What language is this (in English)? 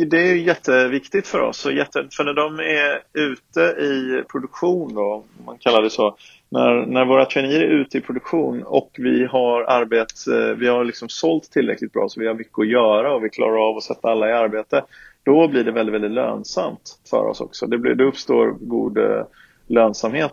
Swedish